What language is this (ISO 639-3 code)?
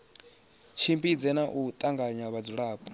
ven